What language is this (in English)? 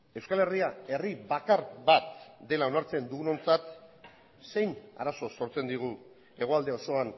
Basque